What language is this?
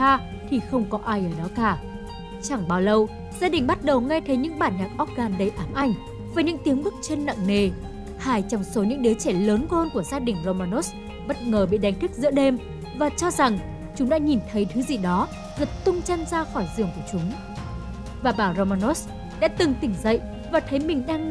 Vietnamese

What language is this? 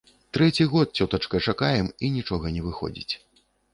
Belarusian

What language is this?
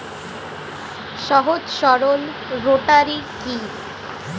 Bangla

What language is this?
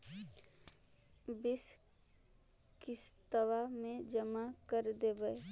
Magahi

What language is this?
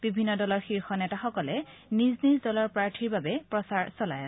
Assamese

